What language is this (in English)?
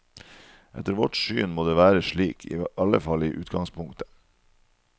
Norwegian